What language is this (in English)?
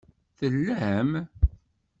Kabyle